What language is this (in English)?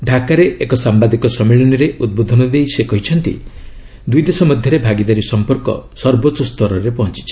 Odia